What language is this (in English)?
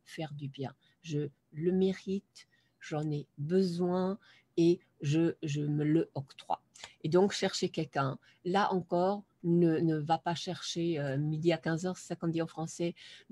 French